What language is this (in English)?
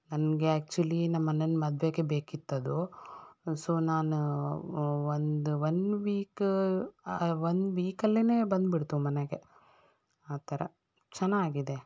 Kannada